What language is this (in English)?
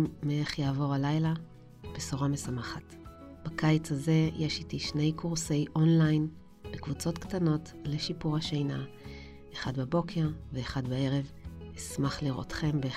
Hebrew